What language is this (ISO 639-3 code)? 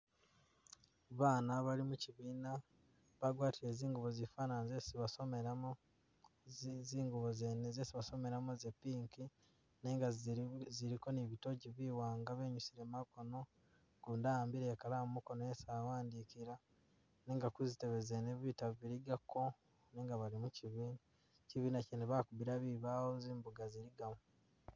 myx